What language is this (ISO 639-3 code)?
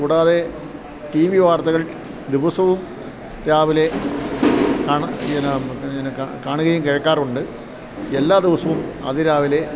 mal